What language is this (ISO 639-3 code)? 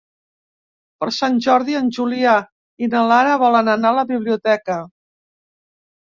cat